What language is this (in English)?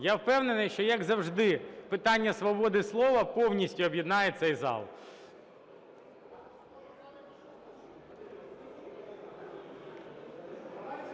Ukrainian